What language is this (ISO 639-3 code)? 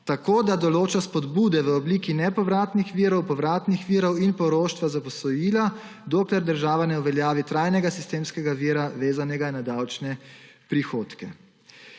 slv